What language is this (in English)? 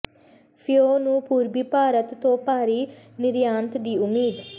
Punjabi